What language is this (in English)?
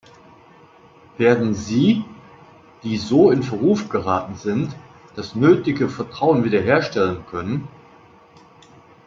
German